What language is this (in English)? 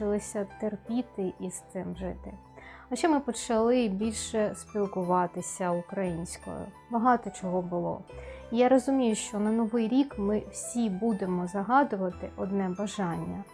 Ukrainian